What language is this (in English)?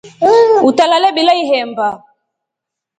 Rombo